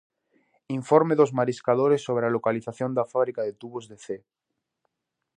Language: Galician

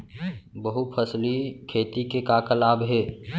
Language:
Chhattisgarhi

